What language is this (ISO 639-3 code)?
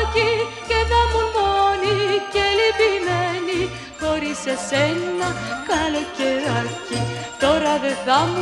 ell